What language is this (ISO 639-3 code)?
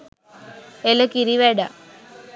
sin